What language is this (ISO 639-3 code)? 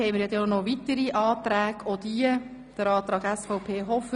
gsw